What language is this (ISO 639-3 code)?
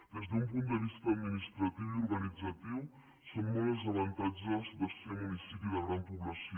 cat